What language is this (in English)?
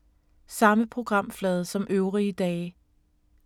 Danish